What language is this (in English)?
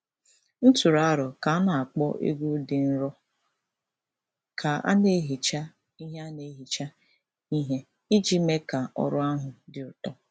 Igbo